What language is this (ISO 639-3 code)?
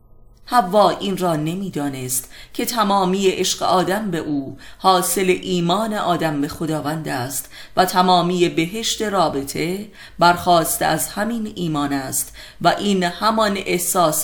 fas